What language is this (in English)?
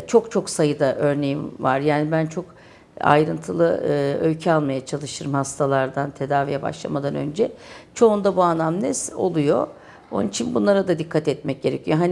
Turkish